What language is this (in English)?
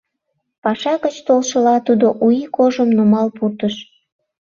Mari